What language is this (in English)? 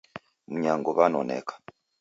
Taita